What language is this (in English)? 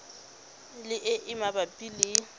Tswana